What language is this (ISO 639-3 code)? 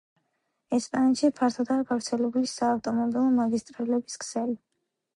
kat